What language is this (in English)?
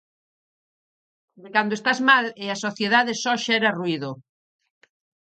Galician